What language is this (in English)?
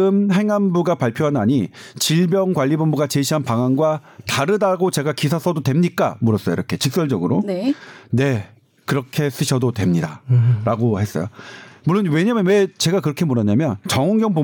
Korean